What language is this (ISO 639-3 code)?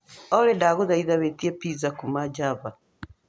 kik